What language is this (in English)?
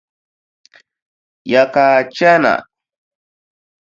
Dagbani